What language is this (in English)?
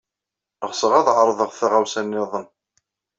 Kabyle